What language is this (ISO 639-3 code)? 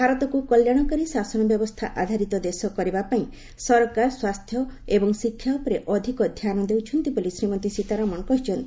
ori